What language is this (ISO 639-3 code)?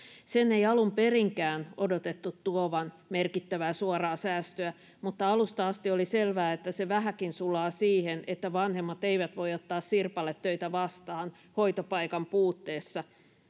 fin